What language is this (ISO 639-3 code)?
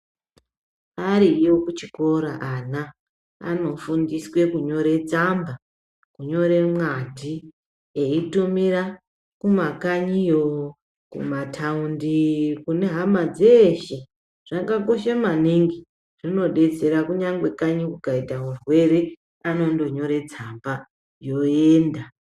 ndc